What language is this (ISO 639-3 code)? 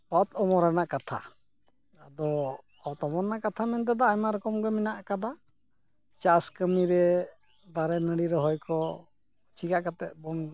sat